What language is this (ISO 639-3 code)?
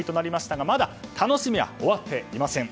jpn